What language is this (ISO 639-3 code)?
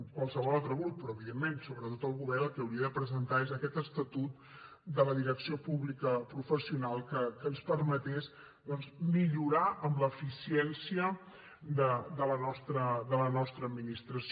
cat